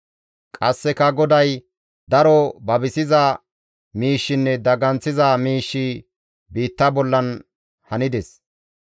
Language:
Gamo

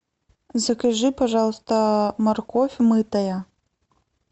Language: Russian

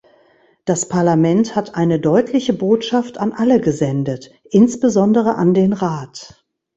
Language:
German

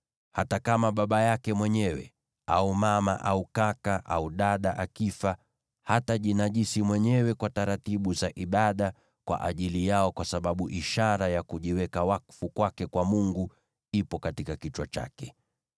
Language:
Swahili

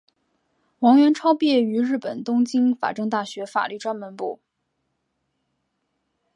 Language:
Chinese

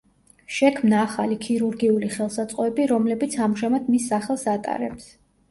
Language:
Georgian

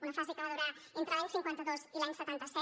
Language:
Catalan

